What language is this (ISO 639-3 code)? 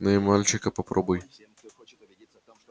rus